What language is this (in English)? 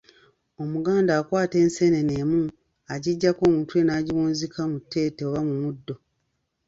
Ganda